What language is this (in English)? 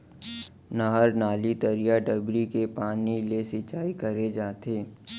Chhattisgarhi